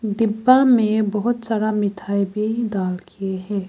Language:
Hindi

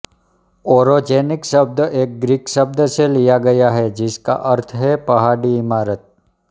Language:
Hindi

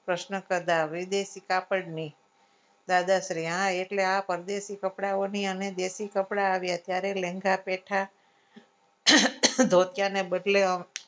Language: Gujarati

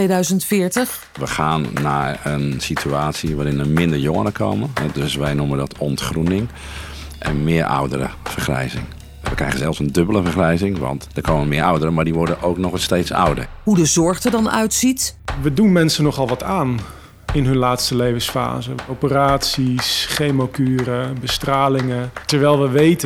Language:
Dutch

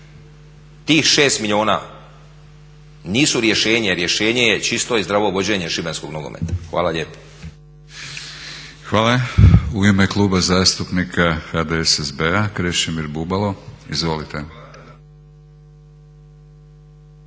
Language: Croatian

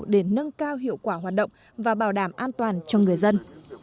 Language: Vietnamese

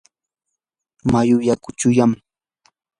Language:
Yanahuanca Pasco Quechua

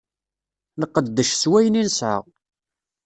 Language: Kabyle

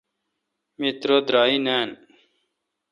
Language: Kalkoti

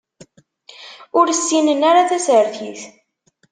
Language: Kabyle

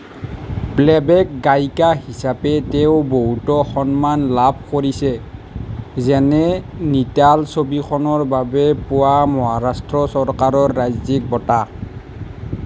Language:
Assamese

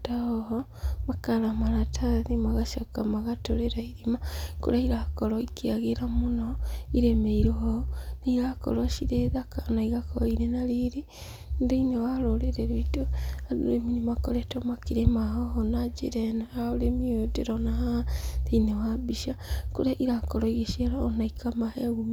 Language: Kikuyu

